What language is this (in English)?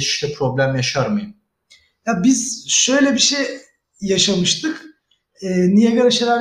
Turkish